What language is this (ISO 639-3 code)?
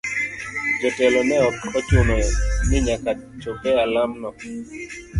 luo